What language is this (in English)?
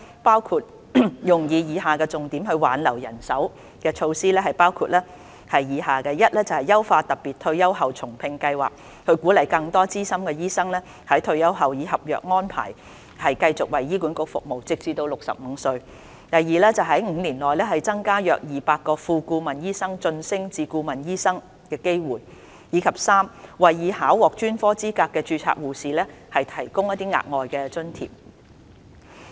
Cantonese